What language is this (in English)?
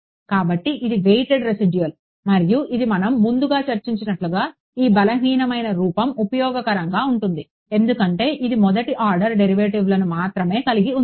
Telugu